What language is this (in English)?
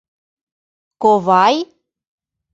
Mari